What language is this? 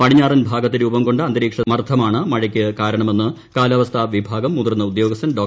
Malayalam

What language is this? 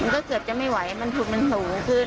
Thai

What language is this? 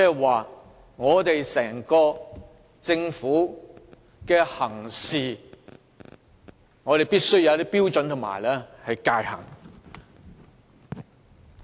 Cantonese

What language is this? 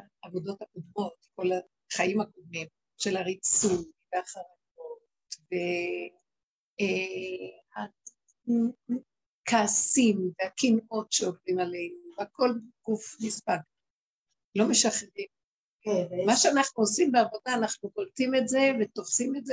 Hebrew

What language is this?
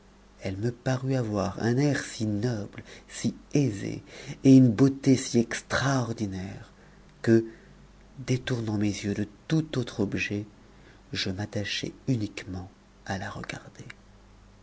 French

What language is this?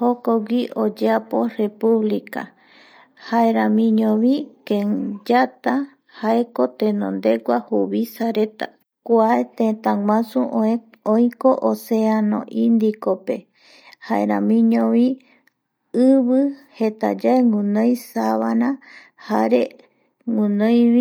Eastern Bolivian Guaraní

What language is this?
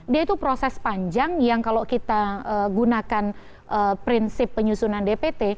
Indonesian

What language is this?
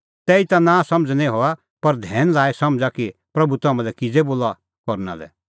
Kullu Pahari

